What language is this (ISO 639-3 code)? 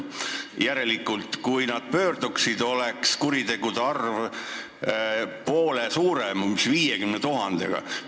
est